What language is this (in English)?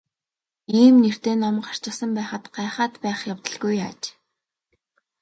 Mongolian